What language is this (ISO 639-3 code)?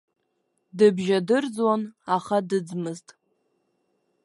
abk